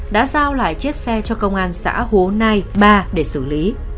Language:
Vietnamese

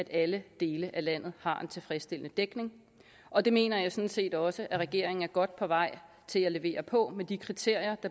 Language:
Danish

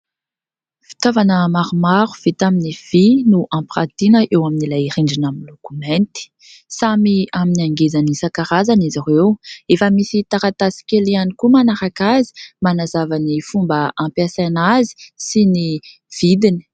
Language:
Malagasy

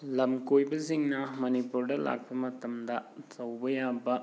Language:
Manipuri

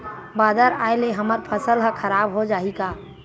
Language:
Chhattisgarhi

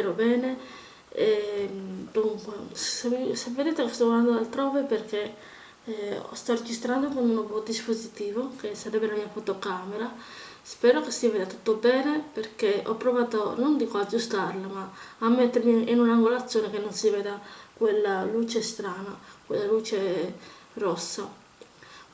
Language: Italian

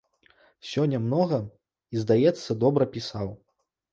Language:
Belarusian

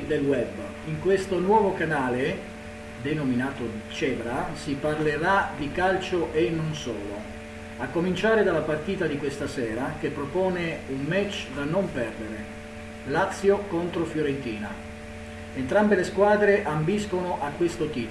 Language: Italian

